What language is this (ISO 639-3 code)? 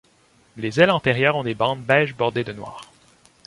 fra